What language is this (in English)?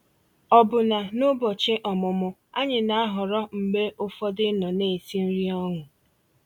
Igbo